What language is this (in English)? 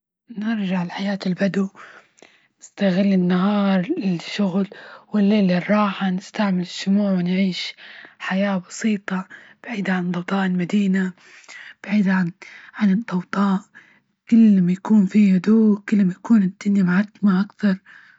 Libyan Arabic